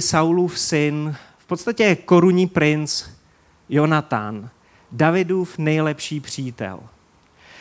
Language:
Czech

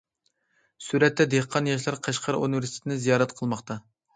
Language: Uyghur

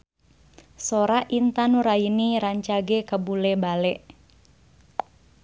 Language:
Sundanese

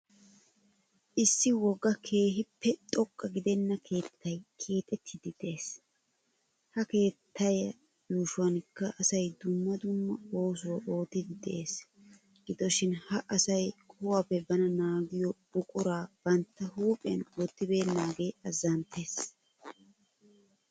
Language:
Wolaytta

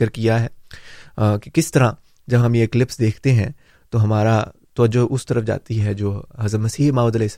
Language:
Urdu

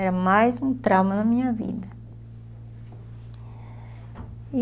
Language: Portuguese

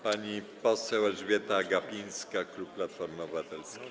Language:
Polish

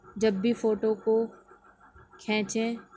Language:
Urdu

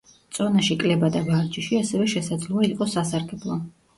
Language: Georgian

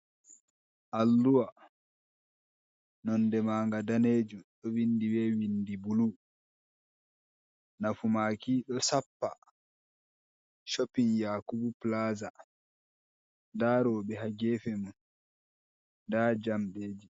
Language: Fula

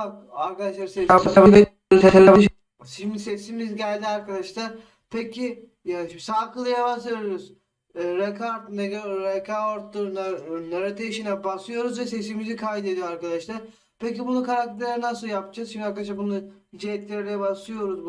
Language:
Turkish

